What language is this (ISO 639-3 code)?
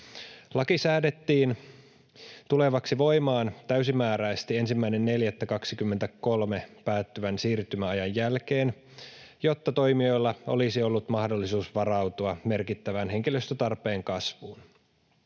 fin